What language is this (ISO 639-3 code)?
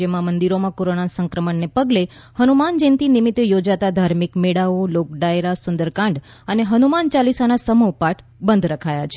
guj